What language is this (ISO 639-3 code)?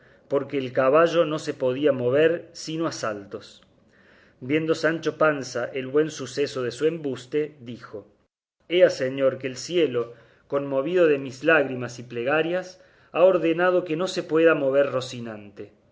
spa